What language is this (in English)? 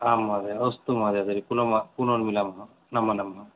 Sanskrit